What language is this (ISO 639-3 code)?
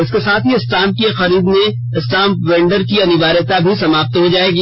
hin